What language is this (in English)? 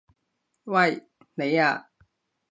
Cantonese